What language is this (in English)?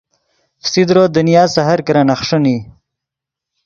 Yidgha